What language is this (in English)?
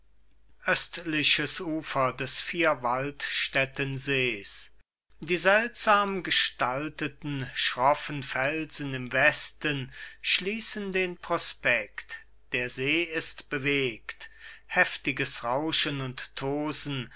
German